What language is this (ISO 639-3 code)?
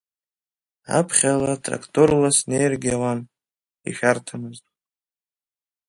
abk